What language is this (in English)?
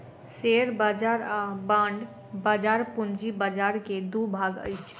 Maithili